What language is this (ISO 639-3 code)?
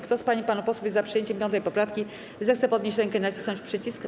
pol